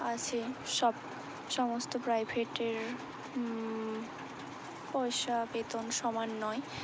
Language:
Bangla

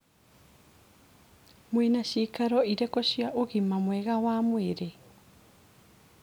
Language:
Kikuyu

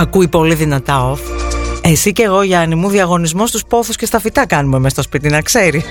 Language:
Greek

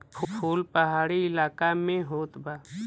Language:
Bhojpuri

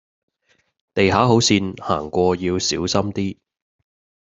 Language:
Cantonese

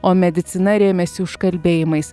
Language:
Lithuanian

